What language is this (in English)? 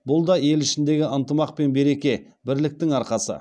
Kazakh